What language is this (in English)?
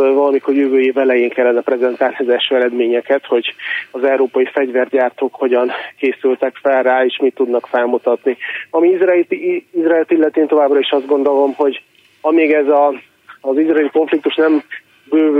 Hungarian